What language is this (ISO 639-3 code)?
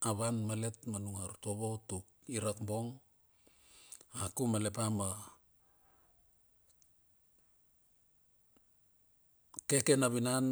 bxf